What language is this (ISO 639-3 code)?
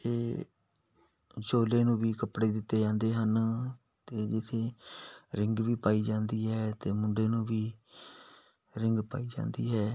pan